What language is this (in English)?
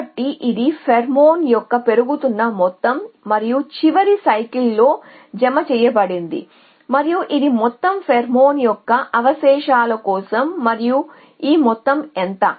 Telugu